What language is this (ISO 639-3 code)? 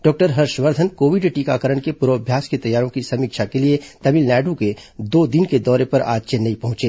hin